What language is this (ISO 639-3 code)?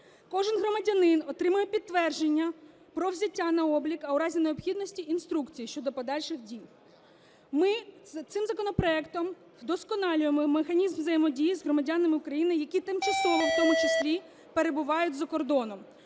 ukr